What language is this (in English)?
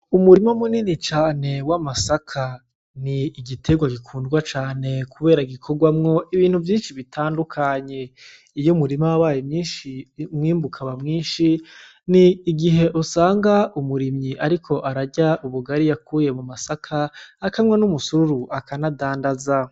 Rundi